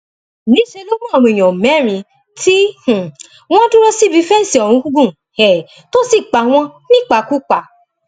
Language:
Yoruba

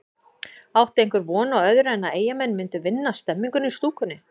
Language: Icelandic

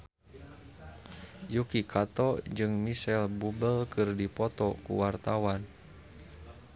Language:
Sundanese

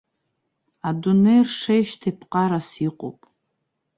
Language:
Abkhazian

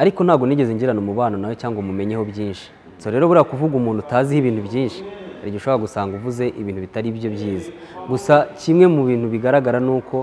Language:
Romanian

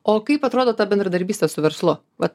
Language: Lithuanian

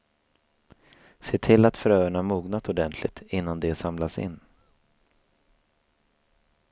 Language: Swedish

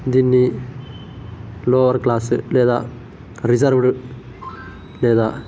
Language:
Telugu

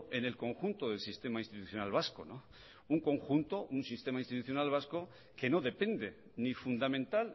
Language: Spanish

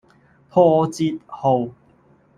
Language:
Cantonese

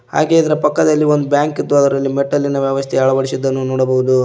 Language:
Kannada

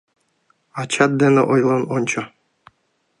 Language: Mari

